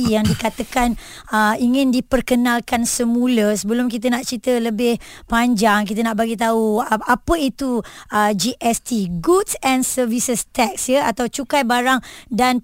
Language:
Malay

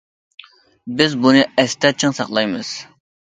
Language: Uyghur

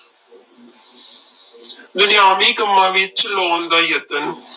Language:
Punjabi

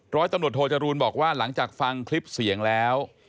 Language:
Thai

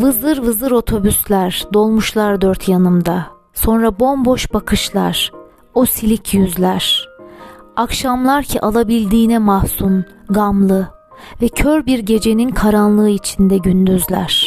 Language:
Turkish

